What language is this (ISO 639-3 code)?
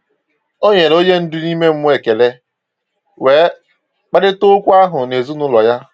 ibo